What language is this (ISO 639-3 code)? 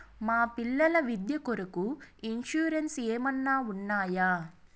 tel